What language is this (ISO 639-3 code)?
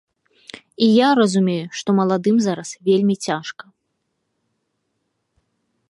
bel